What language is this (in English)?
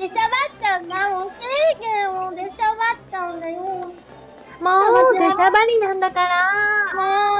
Japanese